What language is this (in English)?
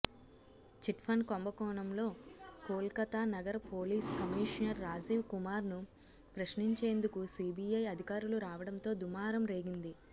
Telugu